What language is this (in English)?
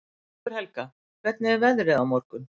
Icelandic